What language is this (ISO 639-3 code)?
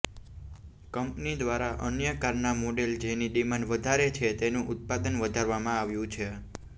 guj